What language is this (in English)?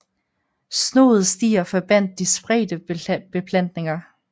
Danish